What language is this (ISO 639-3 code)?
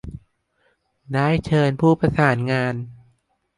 tha